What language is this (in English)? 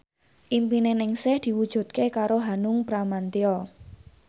Javanese